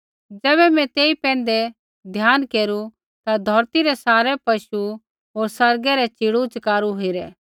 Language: Kullu Pahari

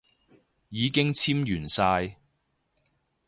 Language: Cantonese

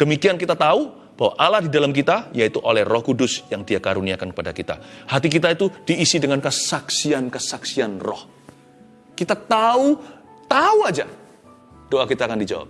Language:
Indonesian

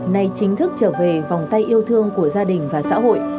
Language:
Vietnamese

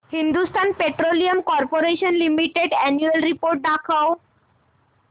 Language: Marathi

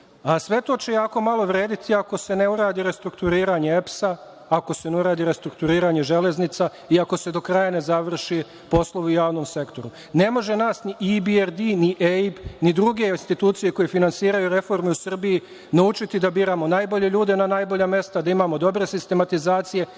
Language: Serbian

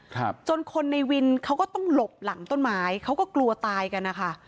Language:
Thai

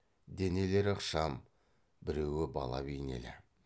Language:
Kazakh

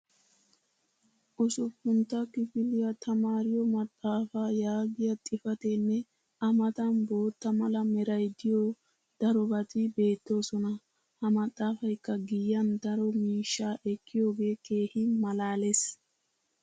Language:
Wolaytta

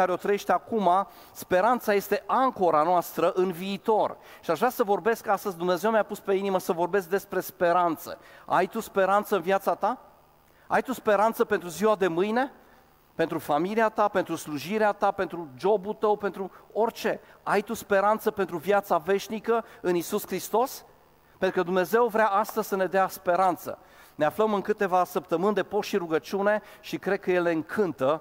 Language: Romanian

